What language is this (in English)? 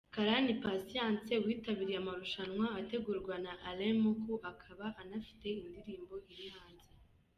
Kinyarwanda